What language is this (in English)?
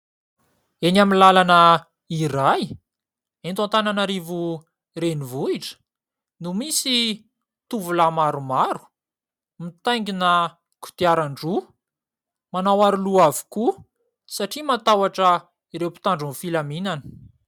Malagasy